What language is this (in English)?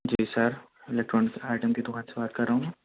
Urdu